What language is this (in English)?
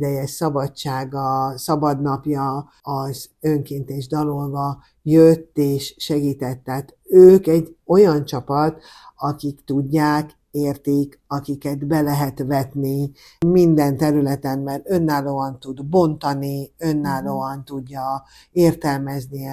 Hungarian